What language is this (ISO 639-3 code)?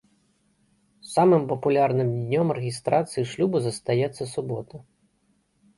bel